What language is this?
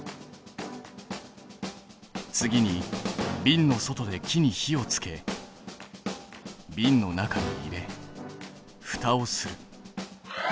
Japanese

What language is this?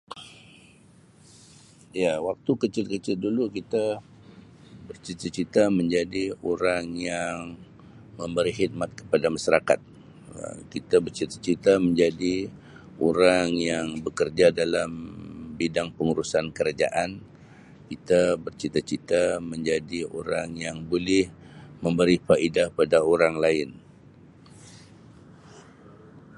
Sabah Malay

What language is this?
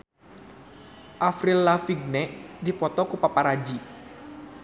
Sundanese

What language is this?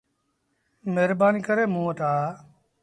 Sindhi Bhil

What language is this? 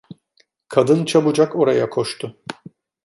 Turkish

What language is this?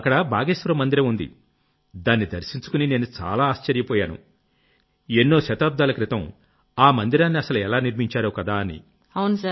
Telugu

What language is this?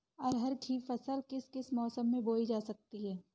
Hindi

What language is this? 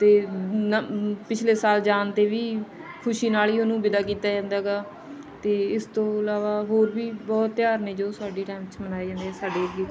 Punjabi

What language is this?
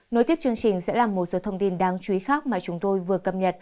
Vietnamese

